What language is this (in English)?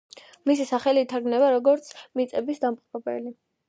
Georgian